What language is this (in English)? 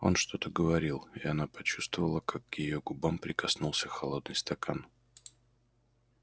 Russian